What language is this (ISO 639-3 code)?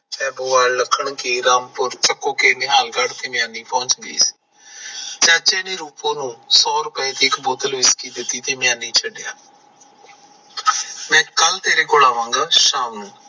pan